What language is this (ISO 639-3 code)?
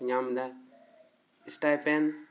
sat